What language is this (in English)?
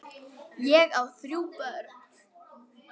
Icelandic